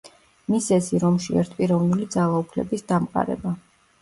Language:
Georgian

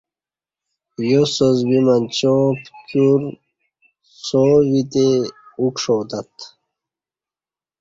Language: Kati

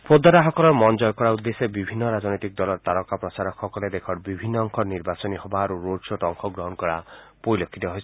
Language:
Assamese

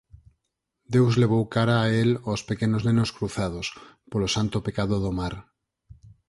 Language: Galician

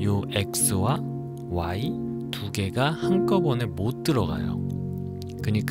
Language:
Korean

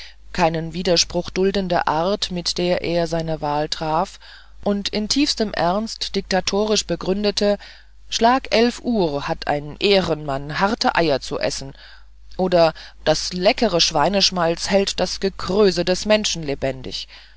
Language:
German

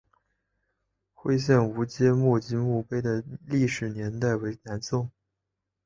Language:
Chinese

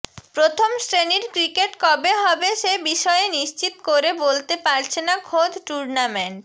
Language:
Bangla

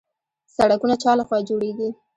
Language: Pashto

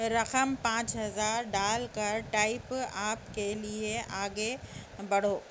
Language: Urdu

